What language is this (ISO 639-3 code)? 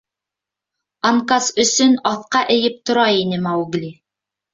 bak